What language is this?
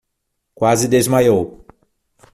Portuguese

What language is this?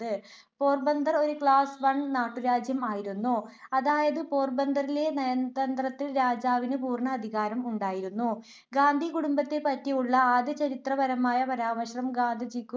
Malayalam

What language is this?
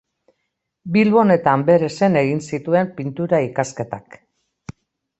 Basque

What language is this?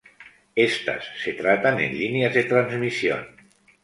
Spanish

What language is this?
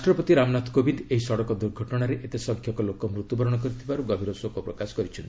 Odia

